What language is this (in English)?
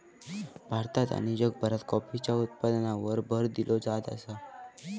Marathi